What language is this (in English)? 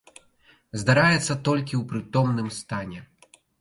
Belarusian